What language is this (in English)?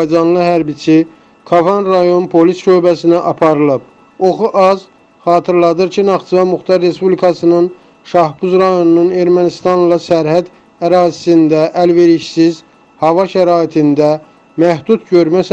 Turkish